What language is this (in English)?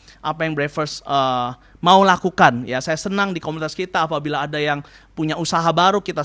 Indonesian